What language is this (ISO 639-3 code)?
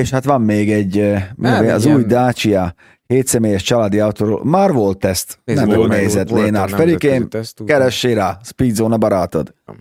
hun